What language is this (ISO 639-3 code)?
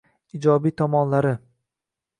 uzb